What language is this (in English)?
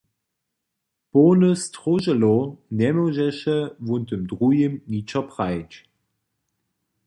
Upper Sorbian